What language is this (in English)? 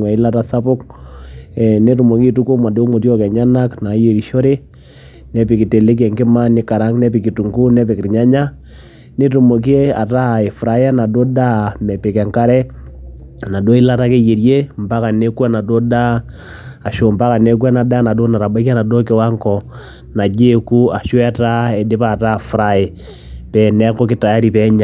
Masai